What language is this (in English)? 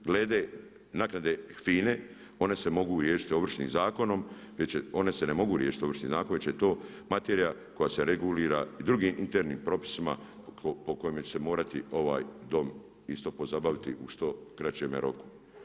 Croatian